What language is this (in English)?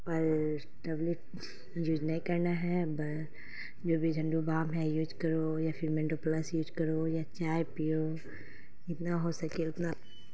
Urdu